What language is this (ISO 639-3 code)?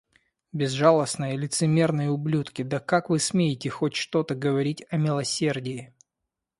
rus